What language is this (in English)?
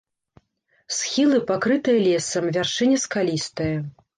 Belarusian